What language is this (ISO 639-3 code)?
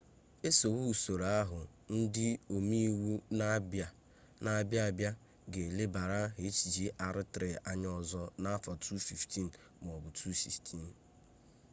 ibo